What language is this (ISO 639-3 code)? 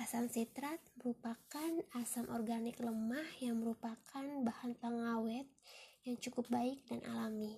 ind